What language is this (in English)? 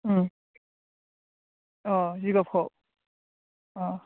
Bodo